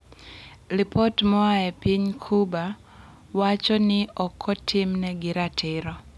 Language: Luo (Kenya and Tanzania)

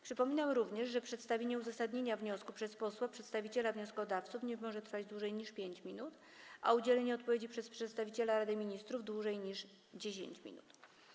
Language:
Polish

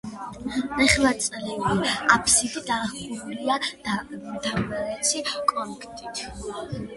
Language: Georgian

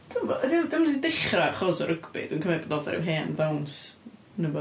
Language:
Welsh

